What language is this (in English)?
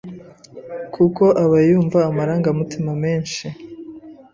Kinyarwanda